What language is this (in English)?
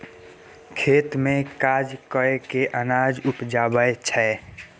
Maithili